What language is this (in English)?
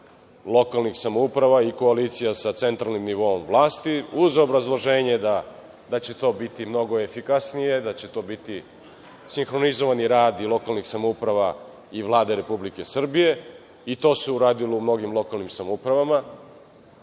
Serbian